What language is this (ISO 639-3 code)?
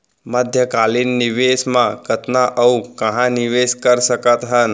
hne